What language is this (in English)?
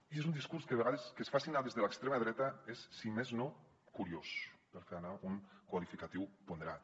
Catalan